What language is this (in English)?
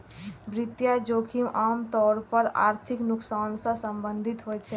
Maithili